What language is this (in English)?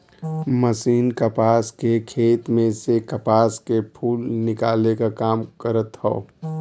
Bhojpuri